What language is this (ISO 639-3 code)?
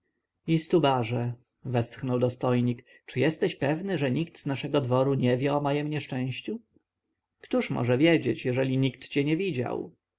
pol